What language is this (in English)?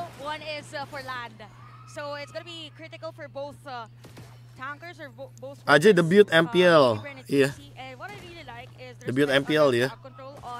Indonesian